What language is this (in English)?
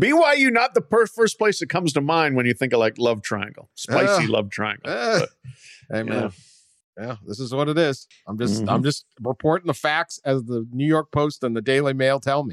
English